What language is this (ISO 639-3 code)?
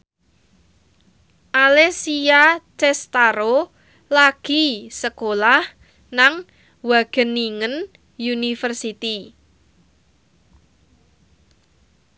jav